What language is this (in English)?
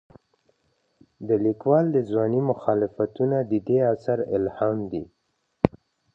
Pashto